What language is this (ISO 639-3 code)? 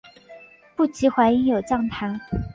zho